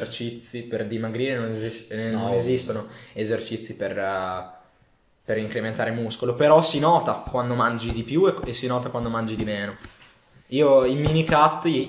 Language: Italian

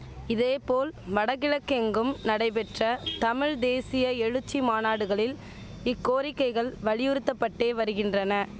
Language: Tamil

